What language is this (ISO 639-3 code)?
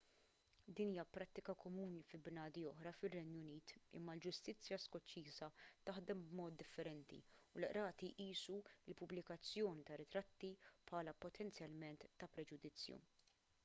mlt